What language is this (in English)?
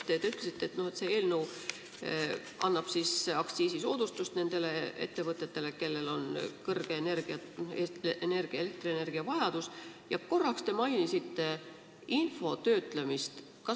Estonian